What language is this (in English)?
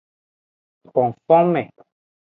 Aja (Benin)